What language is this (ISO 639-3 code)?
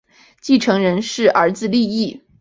zho